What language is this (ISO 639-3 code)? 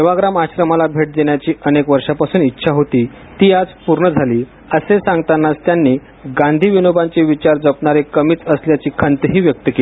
mar